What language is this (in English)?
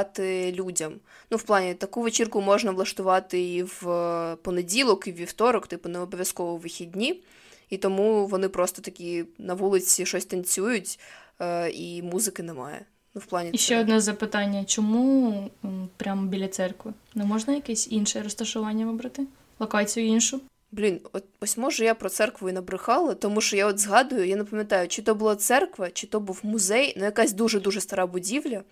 Ukrainian